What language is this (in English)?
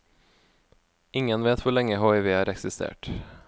Norwegian